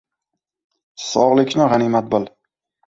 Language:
Uzbek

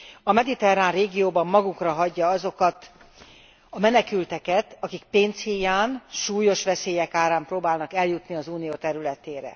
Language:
Hungarian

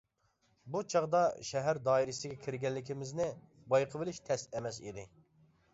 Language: Uyghur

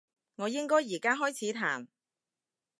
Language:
Cantonese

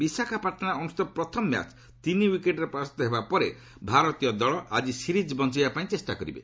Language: Odia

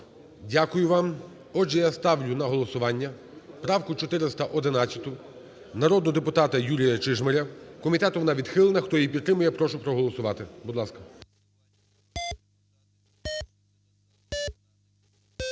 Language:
Ukrainian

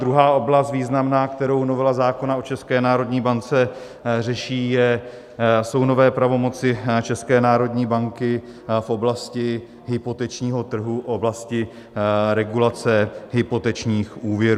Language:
Czech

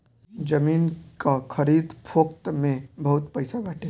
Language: Bhojpuri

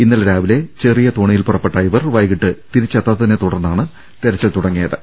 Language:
Malayalam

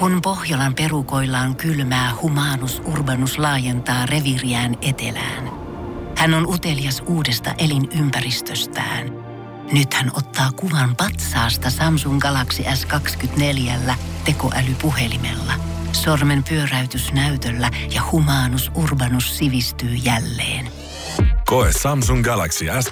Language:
Finnish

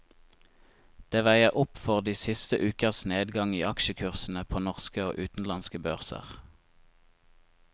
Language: Norwegian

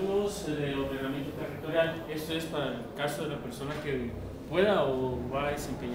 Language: Spanish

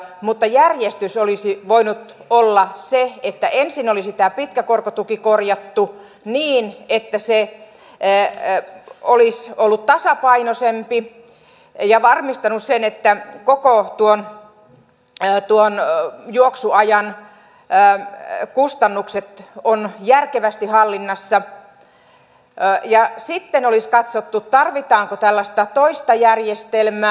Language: Finnish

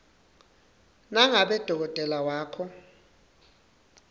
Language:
Swati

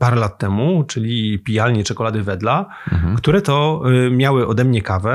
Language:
Polish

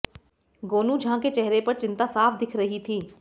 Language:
Hindi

